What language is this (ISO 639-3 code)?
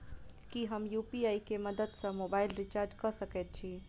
mai